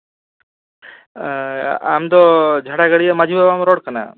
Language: Santali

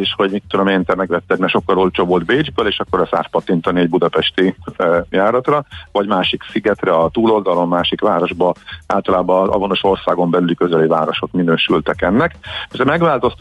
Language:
Hungarian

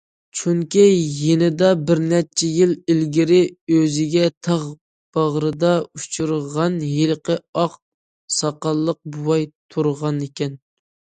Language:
Uyghur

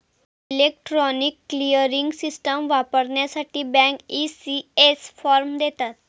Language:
Marathi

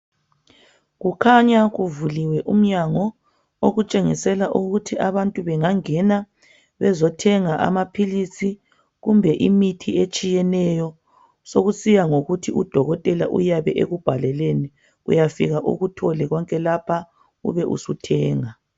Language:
North Ndebele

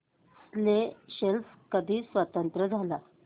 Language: Marathi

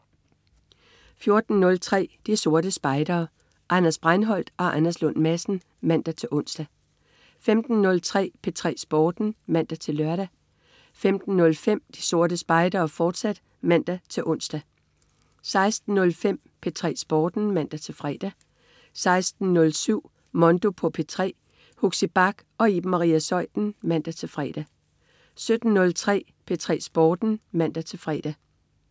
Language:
Danish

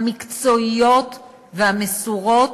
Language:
Hebrew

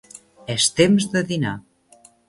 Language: Catalan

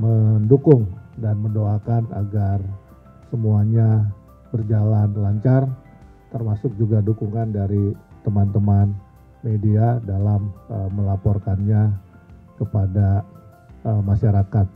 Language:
Indonesian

